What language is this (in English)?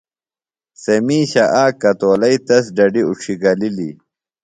Phalura